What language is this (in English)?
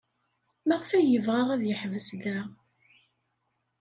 Kabyle